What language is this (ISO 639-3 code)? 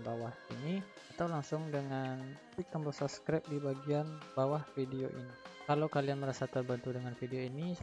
ind